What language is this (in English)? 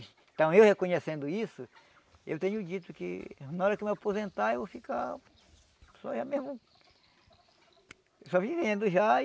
Portuguese